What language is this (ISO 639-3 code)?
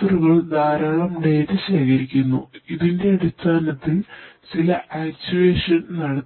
mal